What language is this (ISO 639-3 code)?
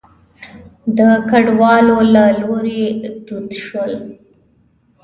pus